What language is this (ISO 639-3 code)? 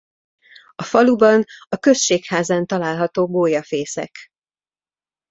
hun